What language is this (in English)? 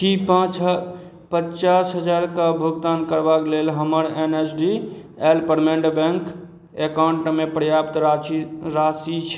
Maithili